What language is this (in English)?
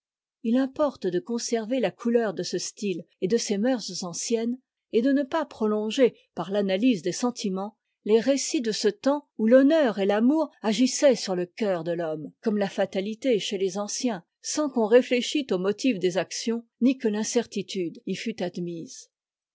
French